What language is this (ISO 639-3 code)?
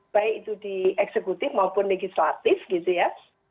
ind